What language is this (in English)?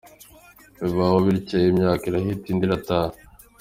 Kinyarwanda